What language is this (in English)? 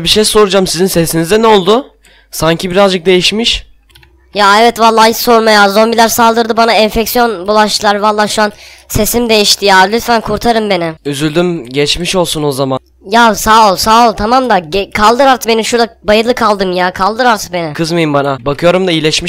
Turkish